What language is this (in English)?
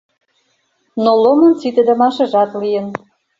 Mari